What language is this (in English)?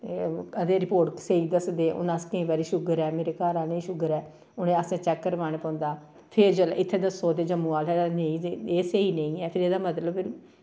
Dogri